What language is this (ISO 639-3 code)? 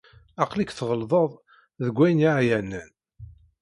kab